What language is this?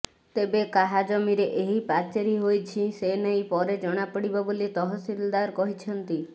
Odia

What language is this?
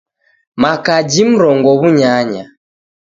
Taita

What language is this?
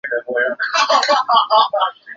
Chinese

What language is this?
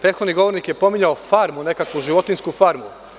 Serbian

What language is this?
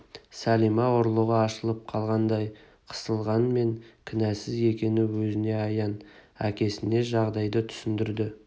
Kazakh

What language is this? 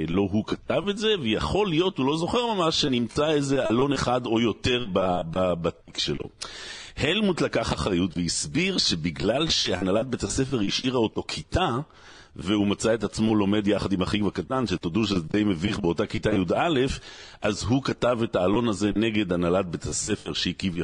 Hebrew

